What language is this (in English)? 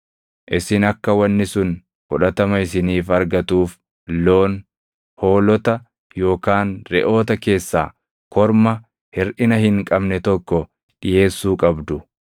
Oromo